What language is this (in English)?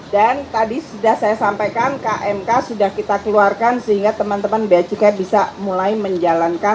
Indonesian